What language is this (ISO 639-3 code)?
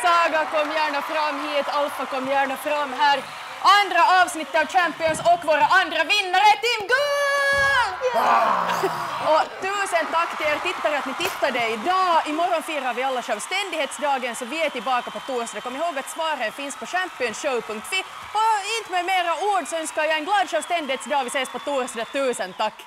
swe